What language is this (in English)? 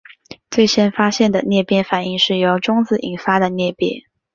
Chinese